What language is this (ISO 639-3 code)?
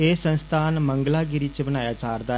doi